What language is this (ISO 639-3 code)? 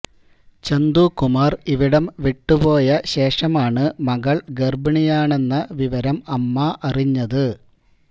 mal